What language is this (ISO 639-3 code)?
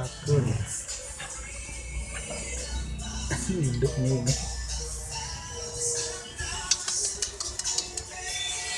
ind